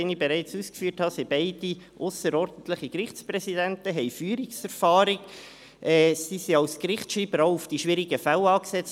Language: Swiss German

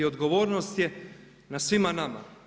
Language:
Croatian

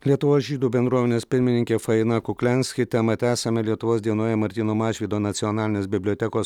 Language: Lithuanian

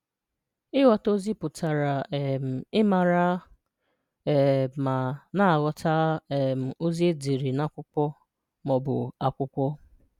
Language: Igbo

